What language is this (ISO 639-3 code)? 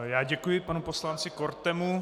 ces